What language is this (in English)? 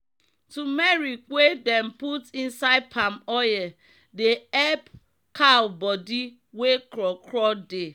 Nigerian Pidgin